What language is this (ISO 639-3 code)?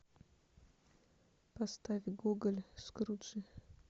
rus